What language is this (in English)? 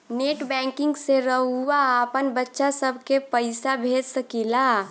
Bhojpuri